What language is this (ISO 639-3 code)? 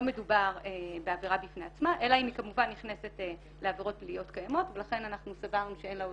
heb